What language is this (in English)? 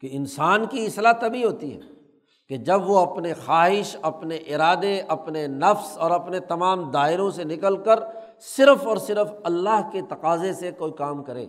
Urdu